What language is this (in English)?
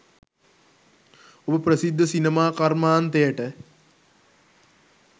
Sinhala